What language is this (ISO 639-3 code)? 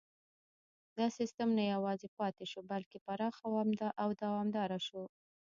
pus